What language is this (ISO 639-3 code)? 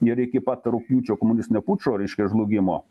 lit